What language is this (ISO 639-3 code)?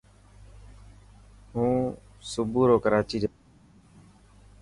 mki